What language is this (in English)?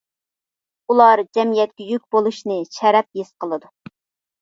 Uyghur